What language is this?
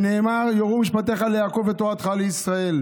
Hebrew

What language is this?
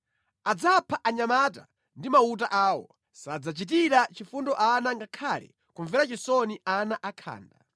Nyanja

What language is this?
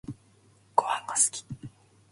Japanese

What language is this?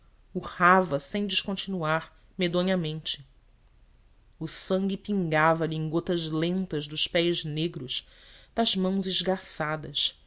Portuguese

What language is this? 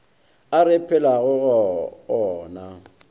Northern Sotho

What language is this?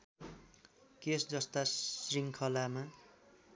Nepali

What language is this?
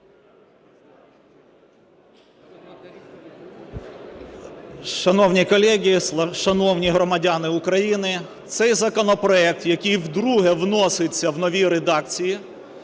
Ukrainian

